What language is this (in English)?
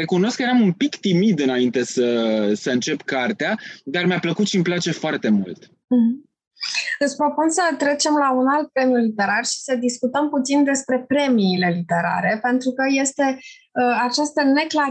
Romanian